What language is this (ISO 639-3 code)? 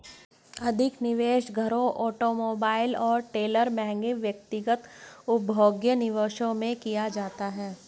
hin